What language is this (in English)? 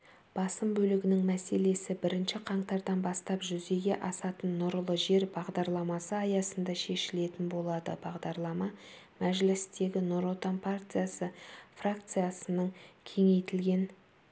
Kazakh